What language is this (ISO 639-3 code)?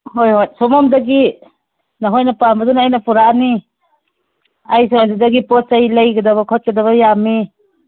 mni